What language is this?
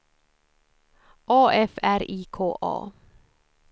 Swedish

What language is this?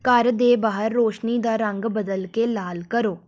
Punjabi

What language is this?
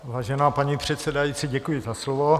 Czech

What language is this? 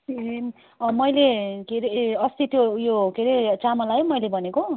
Nepali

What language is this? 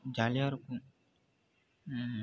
Tamil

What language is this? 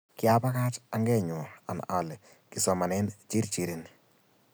Kalenjin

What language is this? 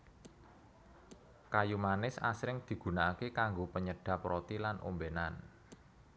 Javanese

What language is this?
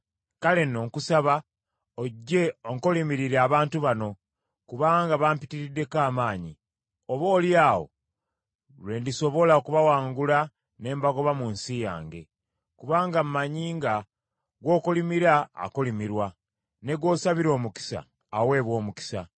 Ganda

